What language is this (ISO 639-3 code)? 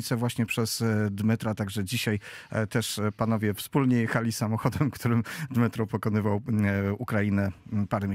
pol